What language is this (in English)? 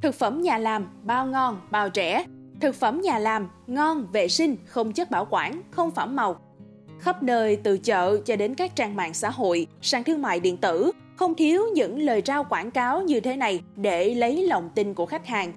Vietnamese